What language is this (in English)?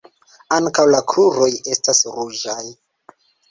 Esperanto